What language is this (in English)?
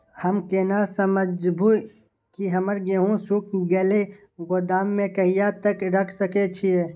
Maithili